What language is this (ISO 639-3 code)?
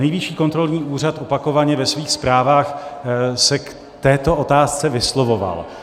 ces